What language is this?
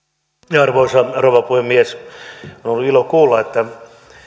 Finnish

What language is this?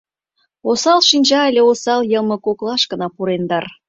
Mari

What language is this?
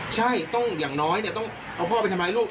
Thai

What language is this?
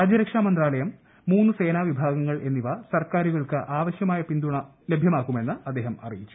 Malayalam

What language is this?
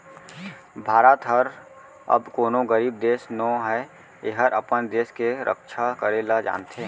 Chhattisgarhi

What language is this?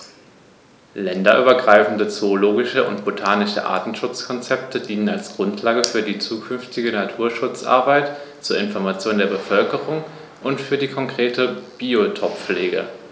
German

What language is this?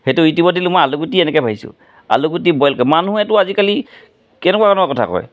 Assamese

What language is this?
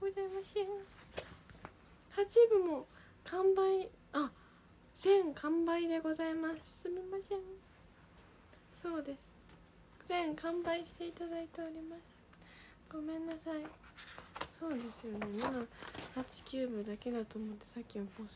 Japanese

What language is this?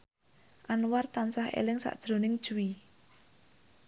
Javanese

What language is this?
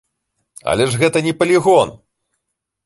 Belarusian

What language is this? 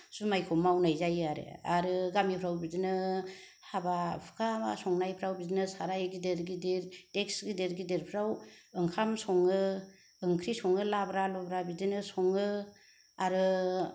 Bodo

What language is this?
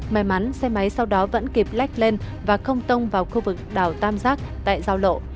Vietnamese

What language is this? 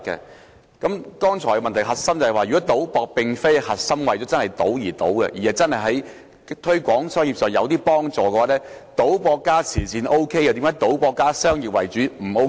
Cantonese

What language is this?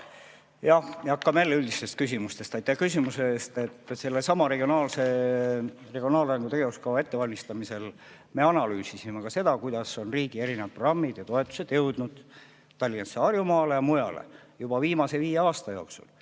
Estonian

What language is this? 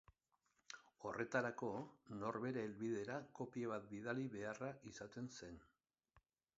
Basque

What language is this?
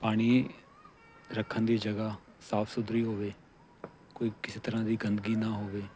Punjabi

